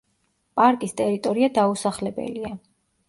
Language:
Georgian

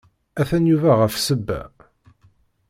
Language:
Kabyle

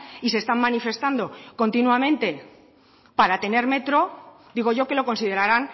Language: Spanish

